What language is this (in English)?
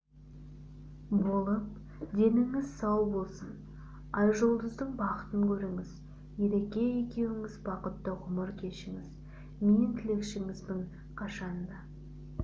Kazakh